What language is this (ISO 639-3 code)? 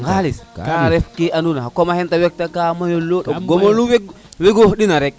srr